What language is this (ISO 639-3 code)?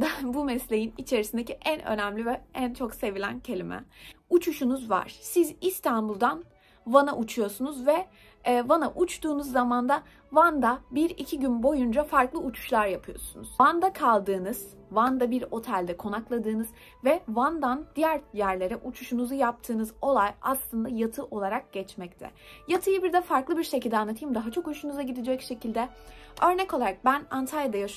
tur